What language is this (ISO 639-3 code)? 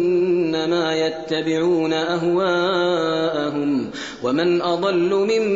ara